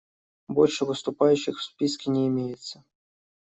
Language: Russian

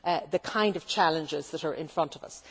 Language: English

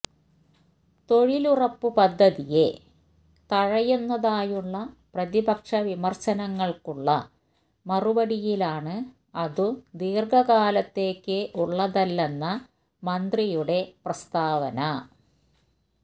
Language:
Malayalam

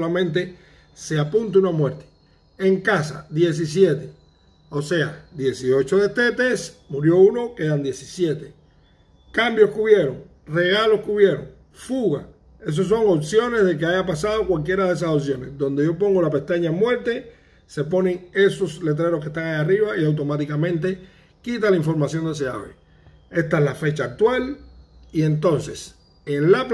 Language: Spanish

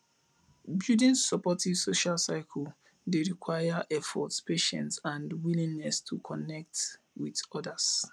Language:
Nigerian Pidgin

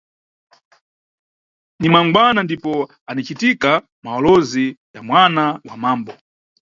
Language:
Nyungwe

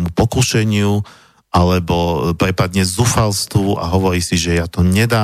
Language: Slovak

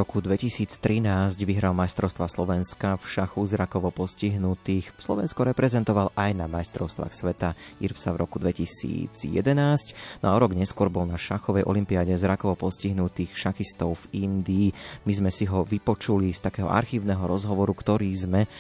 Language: Slovak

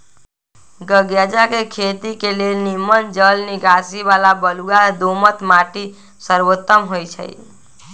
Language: Magahi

